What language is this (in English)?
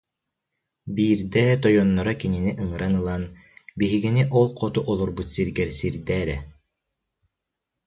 Yakut